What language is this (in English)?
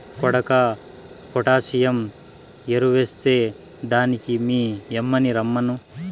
Telugu